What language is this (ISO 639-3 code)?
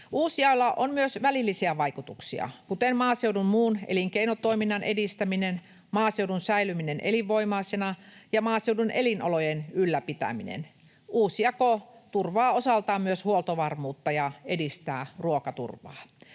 fin